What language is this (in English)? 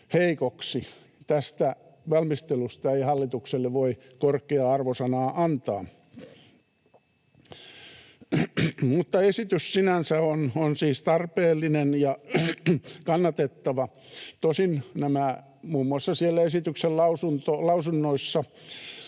Finnish